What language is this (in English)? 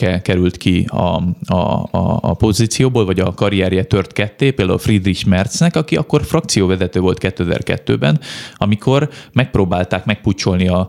Hungarian